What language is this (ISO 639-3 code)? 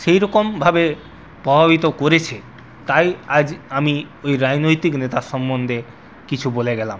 ben